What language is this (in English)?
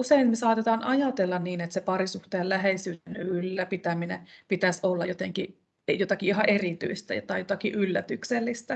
Finnish